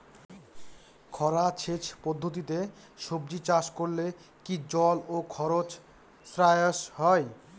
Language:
Bangla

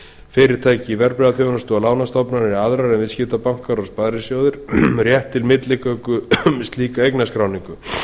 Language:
Icelandic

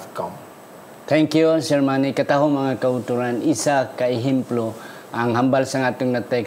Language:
Filipino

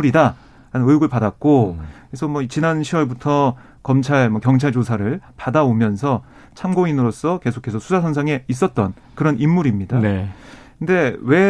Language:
Korean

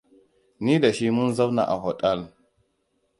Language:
Hausa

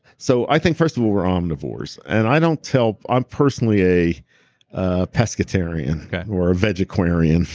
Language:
English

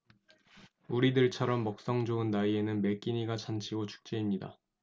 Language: Korean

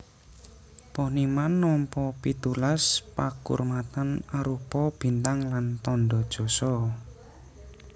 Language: Javanese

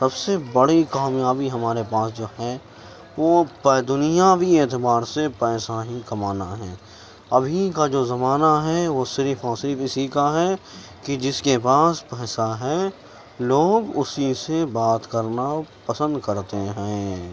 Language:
Urdu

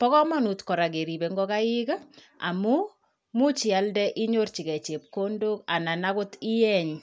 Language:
Kalenjin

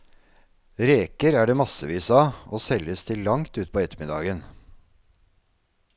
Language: Norwegian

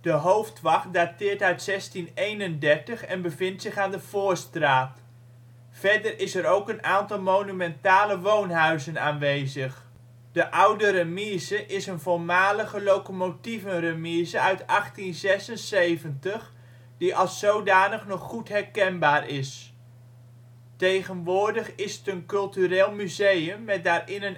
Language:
Dutch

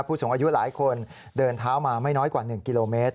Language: Thai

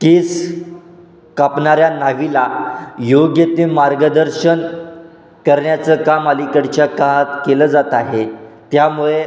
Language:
Marathi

